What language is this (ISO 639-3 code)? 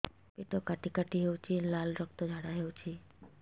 ori